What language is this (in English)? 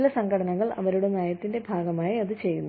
Malayalam